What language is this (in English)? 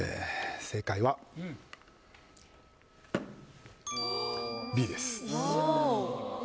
Japanese